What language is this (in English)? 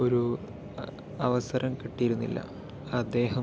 Malayalam